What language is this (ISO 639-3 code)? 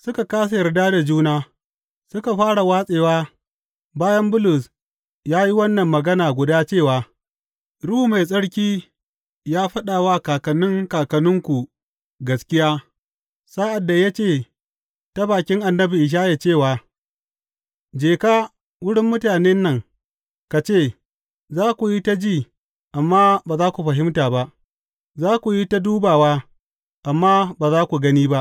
hau